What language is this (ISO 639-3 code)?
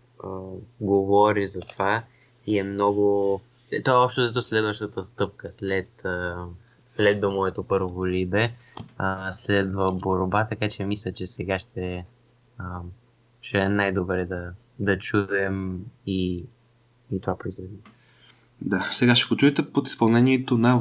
bul